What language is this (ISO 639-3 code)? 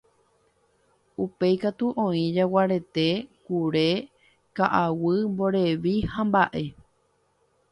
grn